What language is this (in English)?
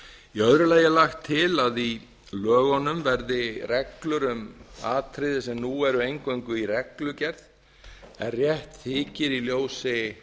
Icelandic